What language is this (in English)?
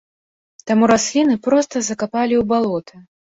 Belarusian